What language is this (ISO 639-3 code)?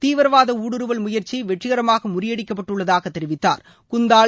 tam